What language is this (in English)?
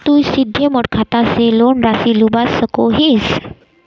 Magahi